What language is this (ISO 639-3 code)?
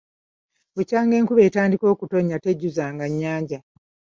lug